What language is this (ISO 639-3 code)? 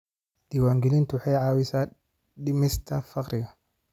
som